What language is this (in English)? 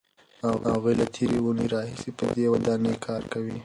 Pashto